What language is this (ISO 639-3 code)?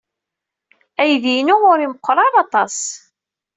kab